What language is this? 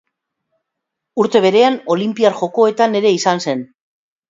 Basque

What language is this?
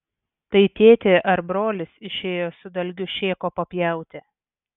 Lithuanian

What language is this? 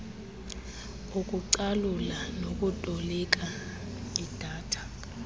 Xhosa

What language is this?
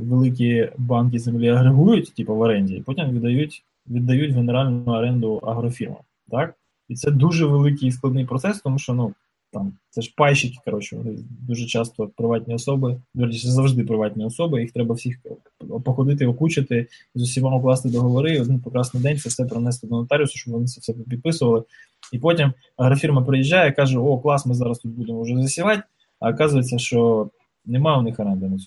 Ukrainian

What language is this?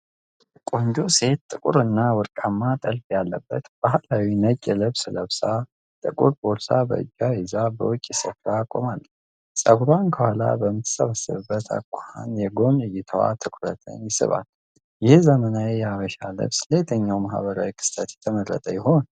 Amharic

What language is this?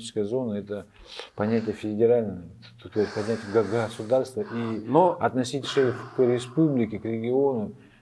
Russian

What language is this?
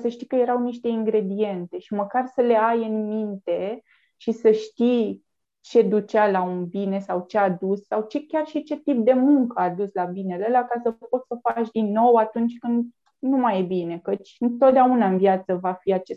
Romanian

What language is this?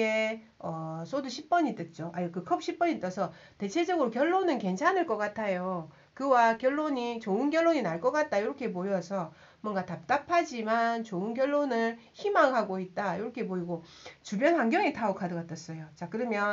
Korean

